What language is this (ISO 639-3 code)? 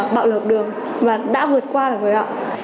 vie